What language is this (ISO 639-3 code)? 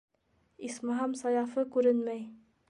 bak